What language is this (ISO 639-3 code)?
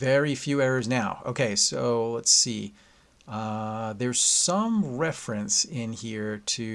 eng